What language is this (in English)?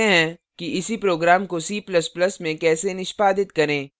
Hindi